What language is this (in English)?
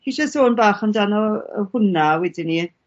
Welsh